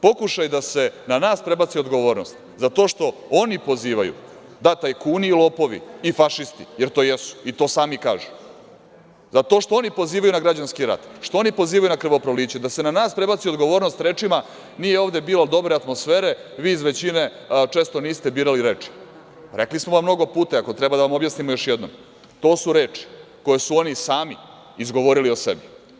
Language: Serbian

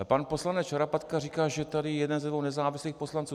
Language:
Czech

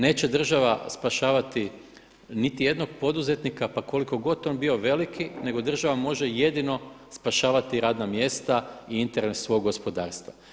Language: Croatian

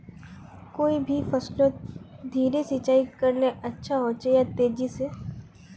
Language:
Magahi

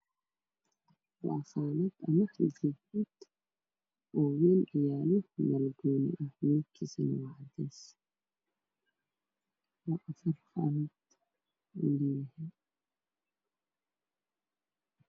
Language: Somali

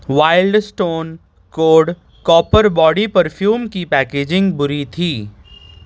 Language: Urdu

